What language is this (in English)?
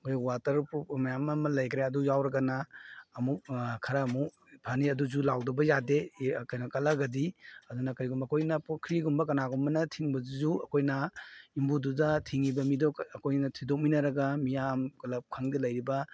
Manipuri